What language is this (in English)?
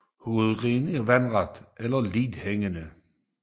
Danish